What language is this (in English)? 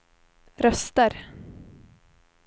Swedish